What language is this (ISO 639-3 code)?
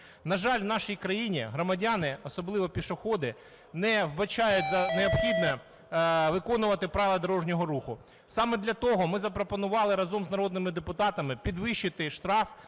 ukr